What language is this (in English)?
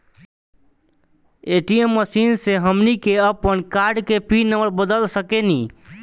Bhojpuri